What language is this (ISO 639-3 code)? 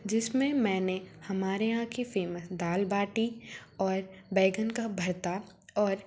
hin